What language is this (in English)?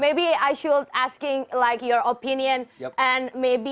Indonesian